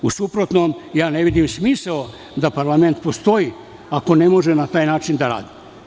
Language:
Serbian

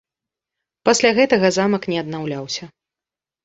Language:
Belarusian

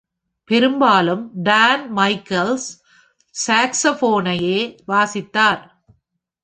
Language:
Tamil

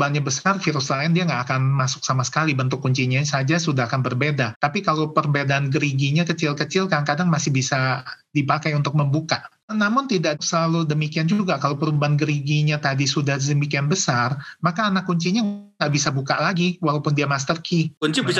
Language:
Indonesian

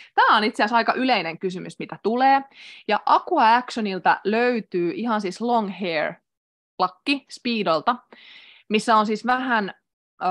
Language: Finnish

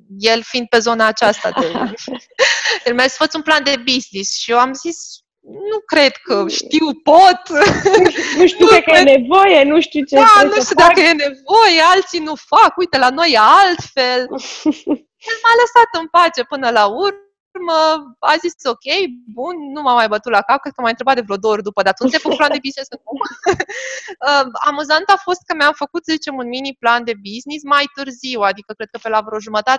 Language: Romanian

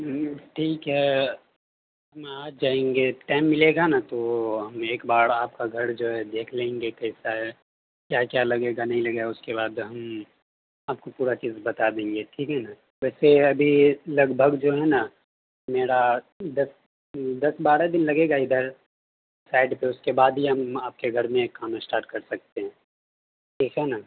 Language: Urdu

